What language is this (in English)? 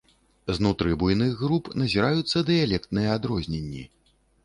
Belarusian